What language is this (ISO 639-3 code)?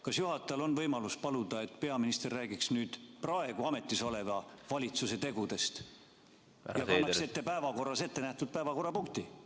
est